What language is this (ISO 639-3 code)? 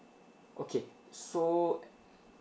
eng